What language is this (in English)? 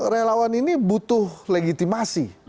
Indonesian